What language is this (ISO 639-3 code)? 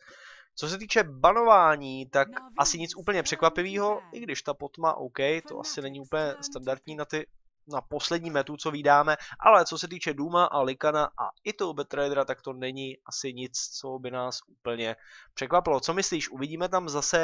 ces